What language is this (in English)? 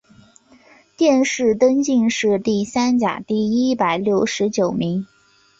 Chinese